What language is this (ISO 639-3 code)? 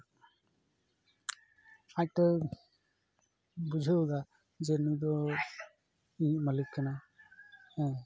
sat